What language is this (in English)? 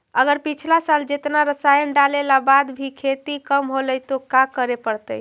Magahi